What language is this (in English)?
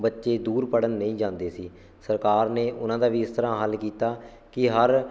Punjabi